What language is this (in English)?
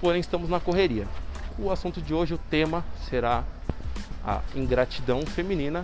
Portuguese